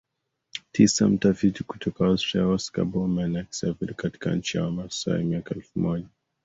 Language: Swahili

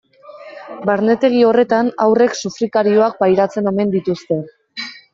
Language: Basque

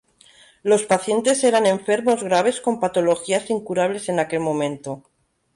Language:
Spanish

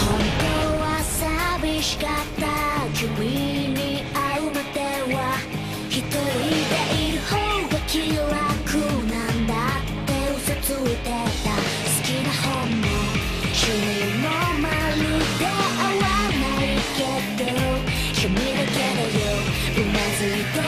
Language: Japanese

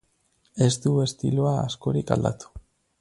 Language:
Basque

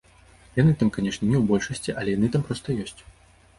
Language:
Belarusian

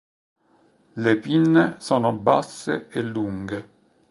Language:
Italian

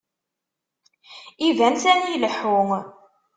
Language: Kabyle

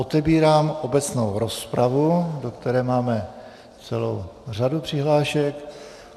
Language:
Czech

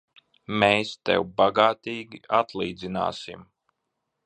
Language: Latvian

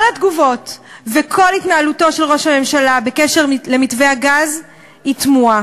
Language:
Hebrew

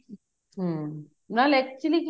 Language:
Punjabi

